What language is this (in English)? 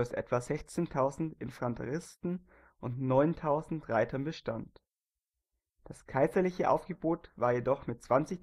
German